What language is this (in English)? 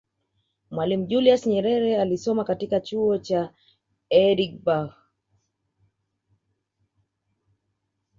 Swahili